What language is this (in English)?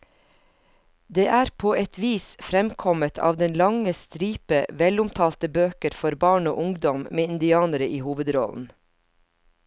Norwegian